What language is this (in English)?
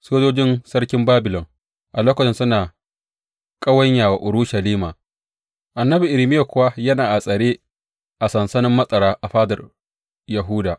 Hausa